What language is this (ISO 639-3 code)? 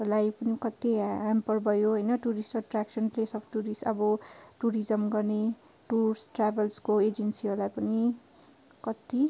nep